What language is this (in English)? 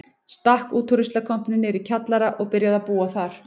Icelandic